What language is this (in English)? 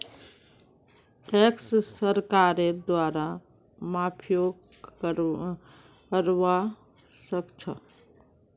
Magahi